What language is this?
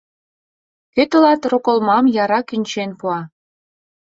Mari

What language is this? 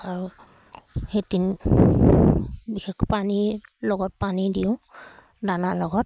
Assamese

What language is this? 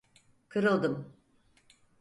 Turkish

